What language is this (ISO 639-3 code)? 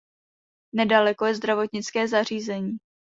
ces